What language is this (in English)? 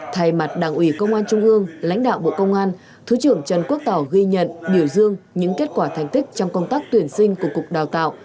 Vietnamese